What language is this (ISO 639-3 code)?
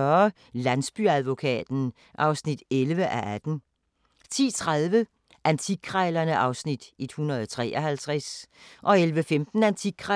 dan